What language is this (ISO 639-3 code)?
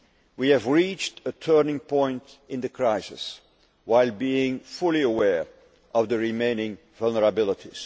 eng